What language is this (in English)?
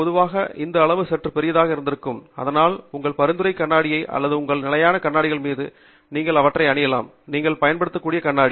Tamil